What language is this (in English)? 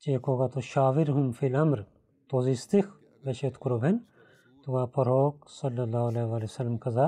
Bulgarian